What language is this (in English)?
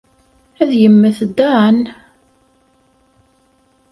Kabyle